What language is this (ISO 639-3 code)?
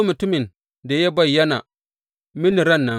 hau